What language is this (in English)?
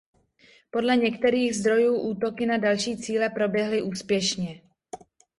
Czech